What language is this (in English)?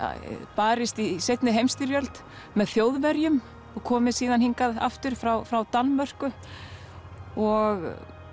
Icelandic